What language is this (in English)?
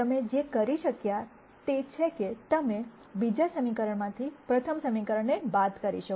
Gujarati